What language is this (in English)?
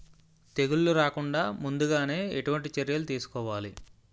Telugu